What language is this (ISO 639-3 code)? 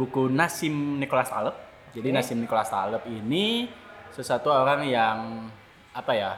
ind